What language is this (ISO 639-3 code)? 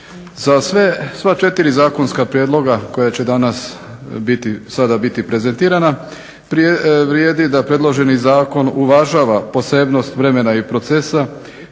hrv